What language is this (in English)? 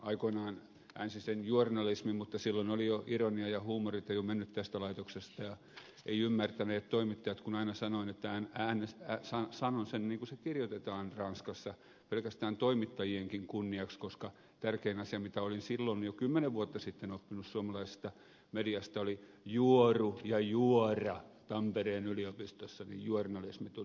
Finnish